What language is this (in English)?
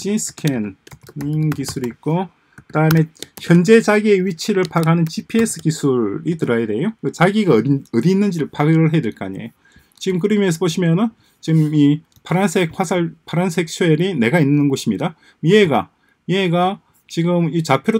Korean